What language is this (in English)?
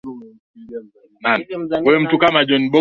Swahili